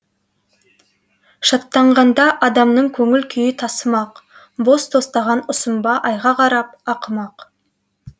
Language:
Kazakh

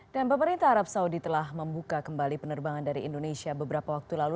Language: Indonesian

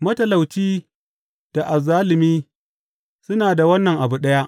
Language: Hausa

